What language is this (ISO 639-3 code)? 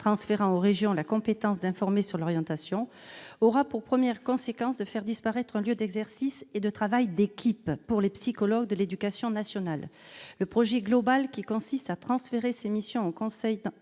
fra